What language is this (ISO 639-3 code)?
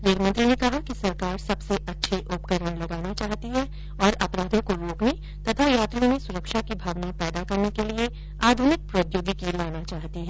hin